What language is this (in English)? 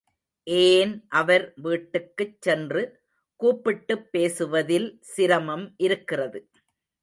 Tamil